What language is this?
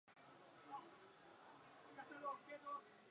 Spanish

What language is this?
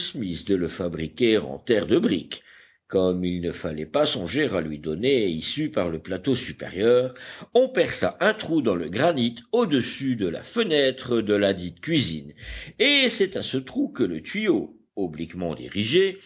French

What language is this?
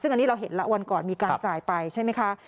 Thai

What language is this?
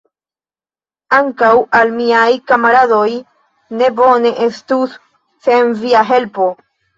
Esperanto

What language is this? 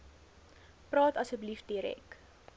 Afrikaans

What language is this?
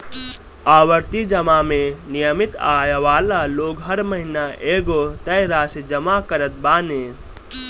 Bhojpuri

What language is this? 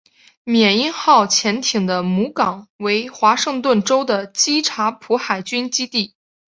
Chinese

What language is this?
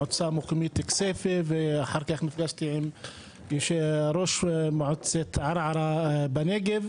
Hebrew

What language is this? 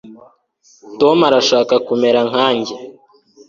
Kinyarwanda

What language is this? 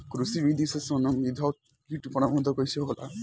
Bhojpuri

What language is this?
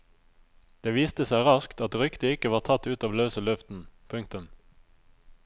Norwegian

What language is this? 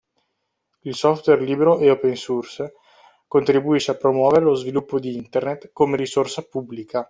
Italian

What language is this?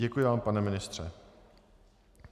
Czech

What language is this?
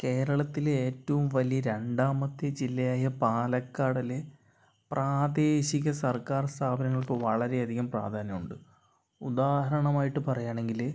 Malayalam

